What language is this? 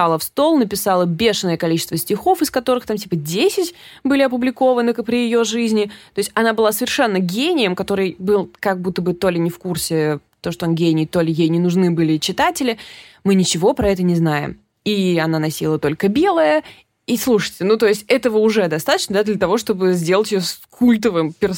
Russian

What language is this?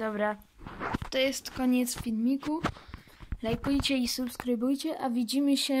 Polish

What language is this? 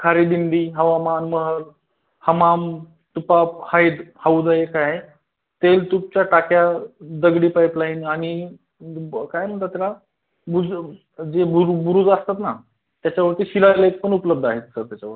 Marathi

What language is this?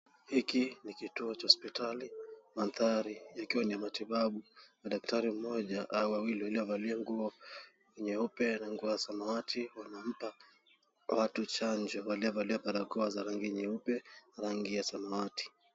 Swahili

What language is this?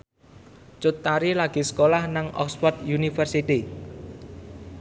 Javanese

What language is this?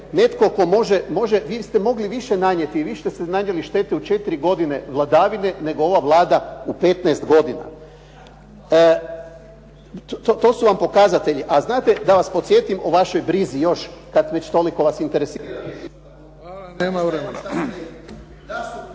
Croatian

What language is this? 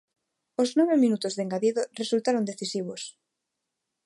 Galician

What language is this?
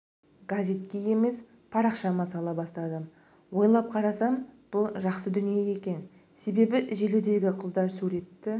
Kazakh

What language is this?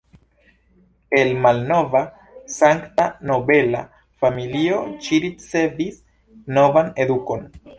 Esperanto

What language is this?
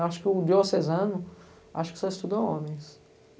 Portuguese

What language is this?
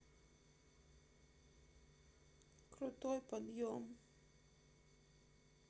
Russian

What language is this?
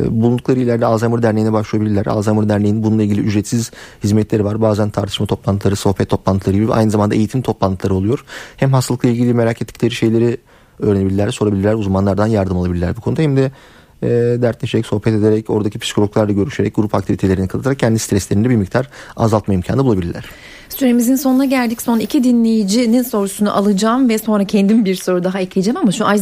Turkish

